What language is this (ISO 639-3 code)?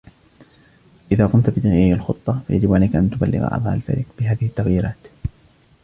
ara